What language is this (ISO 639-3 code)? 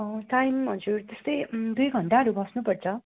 nep